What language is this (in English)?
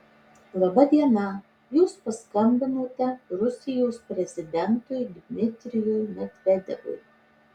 Lithuanian